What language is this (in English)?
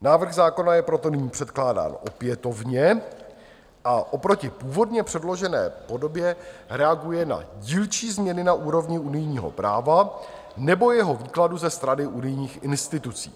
Czech